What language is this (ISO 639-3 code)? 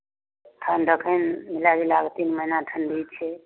mai